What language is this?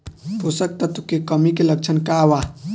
Bhojpuri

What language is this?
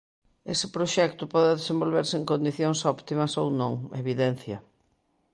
Galician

